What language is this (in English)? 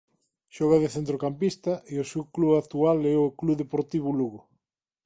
Galician